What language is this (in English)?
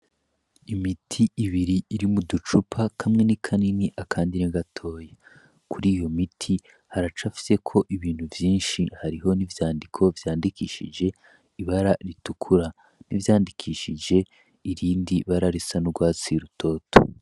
Rundi